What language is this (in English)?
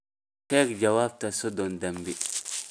Somali